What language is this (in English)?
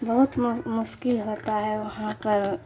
Urdu